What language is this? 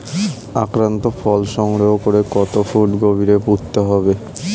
Bangla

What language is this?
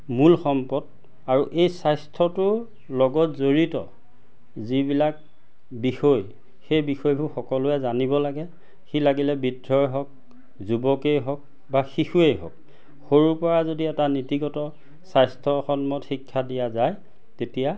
Assamese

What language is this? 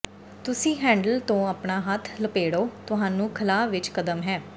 Punjabi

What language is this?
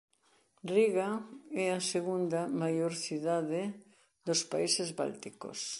Galician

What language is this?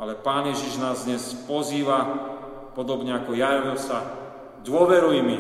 Slovak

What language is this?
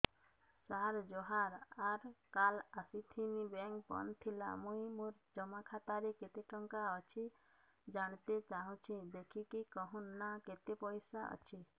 Odia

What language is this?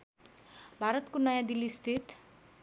Nepali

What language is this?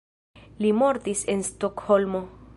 Esperanto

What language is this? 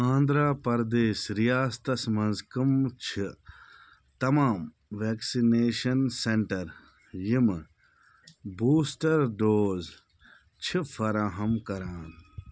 Kashmiri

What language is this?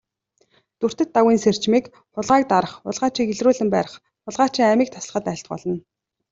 Mongolian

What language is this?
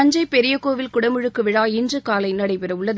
Tamil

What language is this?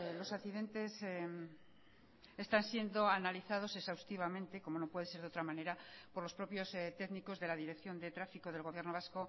Spanish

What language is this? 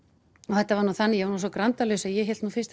Icelandic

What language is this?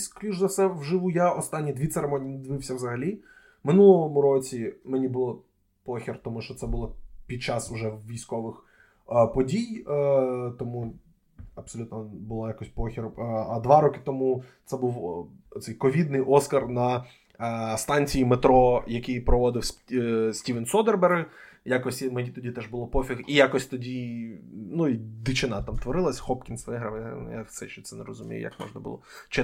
Ukrainian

